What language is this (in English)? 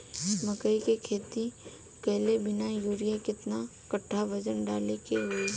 Bhojpuri